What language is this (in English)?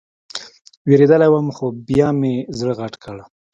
Pashto